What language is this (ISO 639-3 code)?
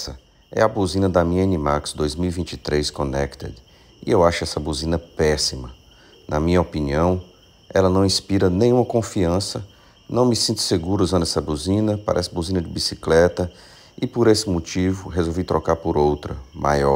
por